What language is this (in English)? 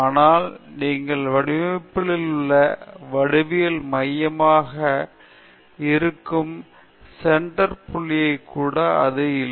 Tamil